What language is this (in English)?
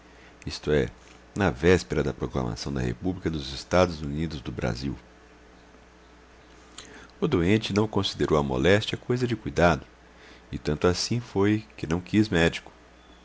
Portuguese